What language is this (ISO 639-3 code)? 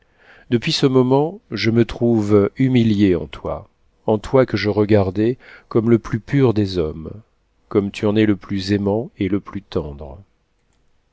fra